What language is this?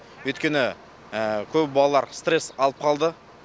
Kazakh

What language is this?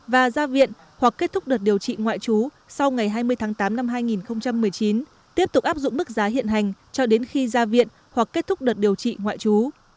Vietnamese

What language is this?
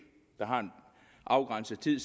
Danish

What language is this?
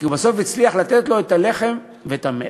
Hebrew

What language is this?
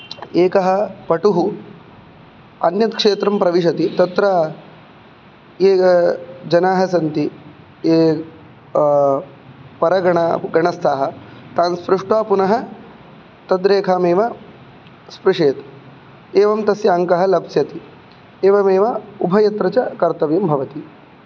Sanskrit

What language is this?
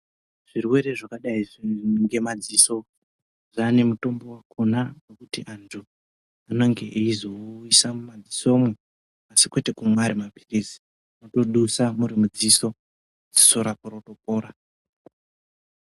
Ndau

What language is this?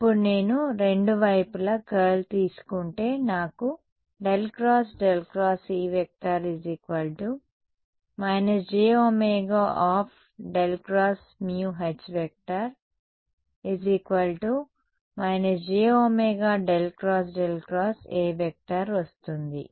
Telugu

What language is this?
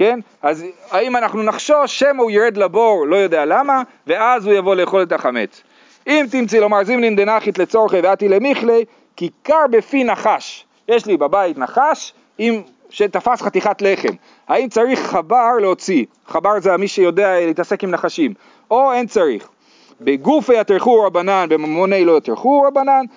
Hebrew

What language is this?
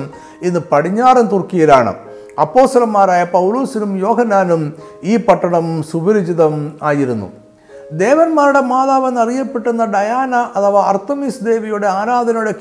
Malayalam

